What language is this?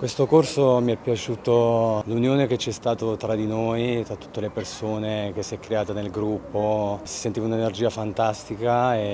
Italian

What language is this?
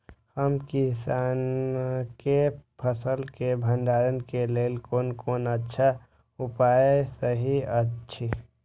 Maithili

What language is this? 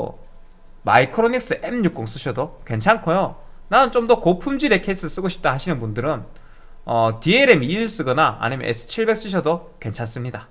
Korean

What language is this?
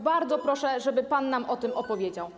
Polish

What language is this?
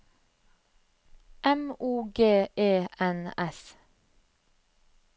Norwegian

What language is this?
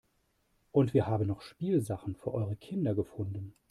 German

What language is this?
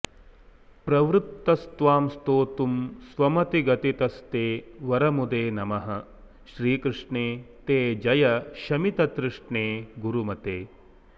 Sanskrit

